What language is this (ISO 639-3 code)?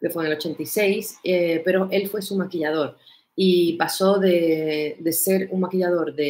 spa